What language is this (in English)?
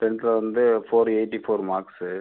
Tamil